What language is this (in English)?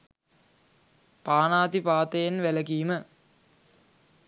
Sinhala